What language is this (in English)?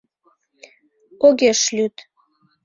Mari